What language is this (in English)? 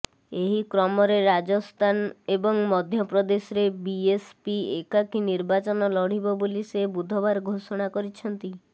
Odia